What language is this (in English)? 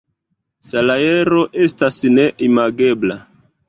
Esperanto